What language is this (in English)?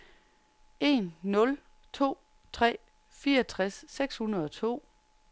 Danish